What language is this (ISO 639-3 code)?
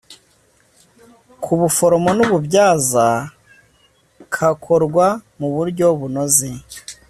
kin